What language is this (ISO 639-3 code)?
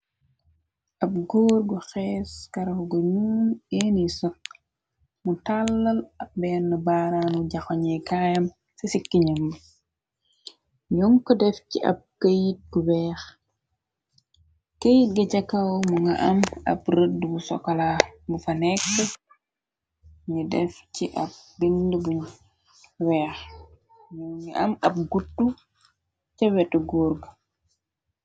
wol